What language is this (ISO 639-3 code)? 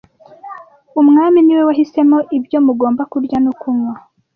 kin